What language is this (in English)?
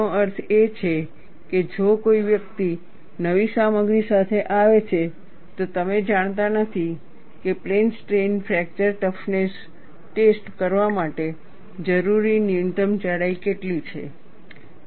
Gujarati